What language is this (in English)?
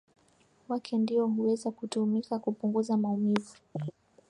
Swahili